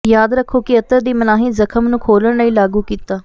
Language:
Punjabi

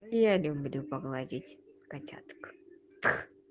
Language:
Russian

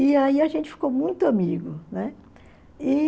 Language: Portuguese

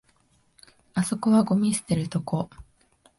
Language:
Japanese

